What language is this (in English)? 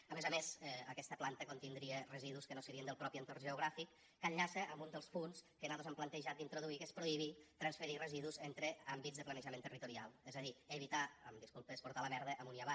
Catalan